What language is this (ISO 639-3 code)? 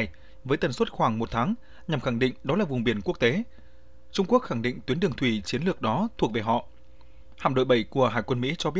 vie